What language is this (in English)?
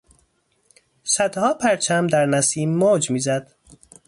Persian